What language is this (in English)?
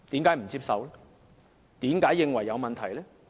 Cantonese